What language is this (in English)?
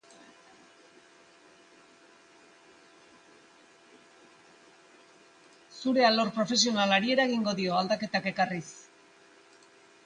Basque